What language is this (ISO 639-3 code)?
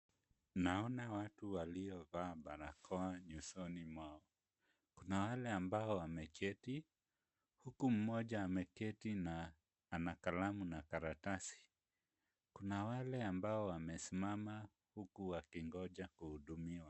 swa